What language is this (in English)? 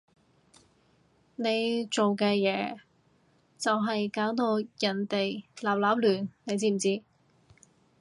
Cantonese